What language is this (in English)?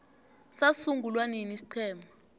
South Ndebele